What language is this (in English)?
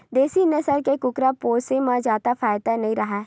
Chhattisgarhi